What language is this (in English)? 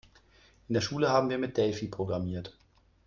German